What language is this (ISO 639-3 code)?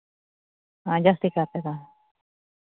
sat